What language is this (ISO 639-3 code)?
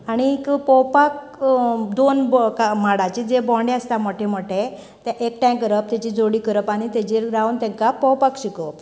kok